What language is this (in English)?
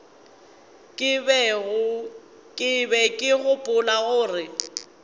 Northern Sotho